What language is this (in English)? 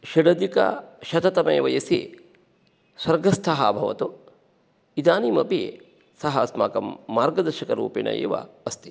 Sanskrit